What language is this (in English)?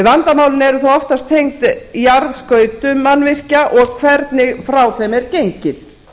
Icelandic